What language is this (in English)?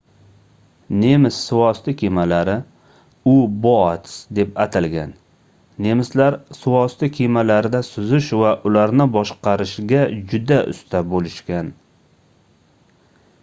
Uzbek